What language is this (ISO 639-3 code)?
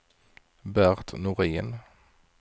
swe